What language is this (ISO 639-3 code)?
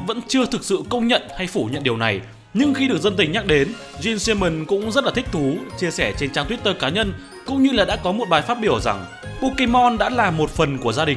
vie